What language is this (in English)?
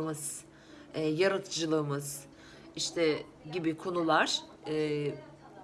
Turkish